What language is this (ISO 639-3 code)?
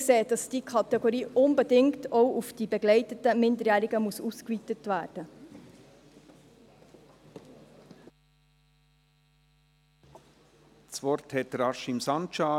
gsw